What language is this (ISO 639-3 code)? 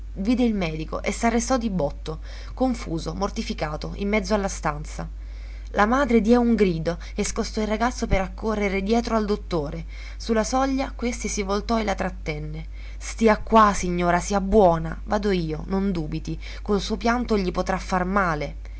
ita